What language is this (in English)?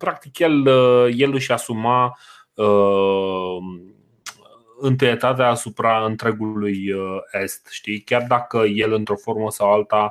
Romanian